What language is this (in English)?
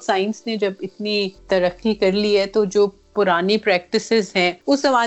Urdu